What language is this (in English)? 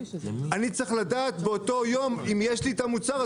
Hebrew